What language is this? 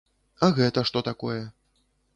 Belarusian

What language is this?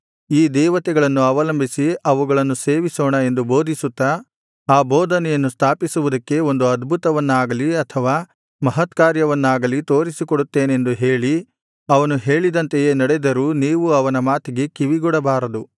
Kannada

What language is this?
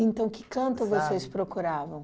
Portuguese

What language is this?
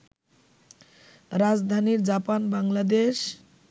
Bangla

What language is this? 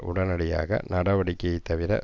Tamil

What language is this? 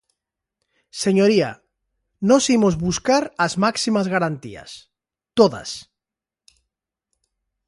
Galician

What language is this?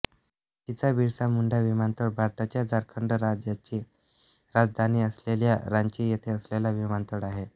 Marathi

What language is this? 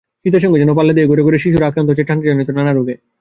Bangla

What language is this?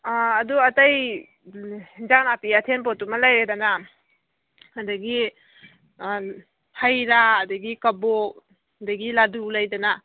Manipuri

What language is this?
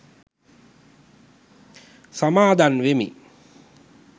Sinhala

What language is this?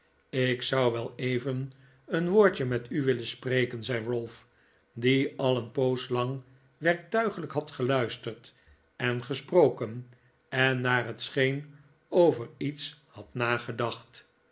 Dutch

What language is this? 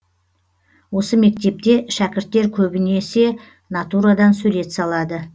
Kazakh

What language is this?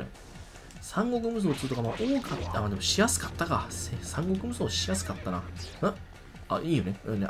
Japanese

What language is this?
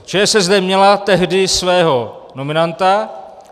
Czech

